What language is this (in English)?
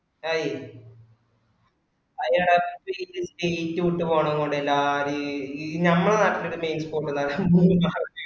Malayalam